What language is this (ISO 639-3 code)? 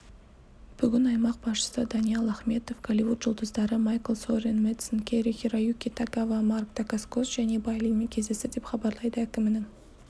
kaz